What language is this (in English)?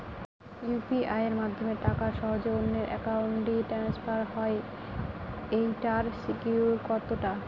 Bangla